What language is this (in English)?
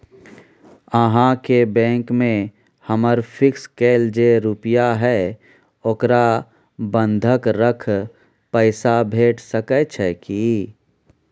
Maithili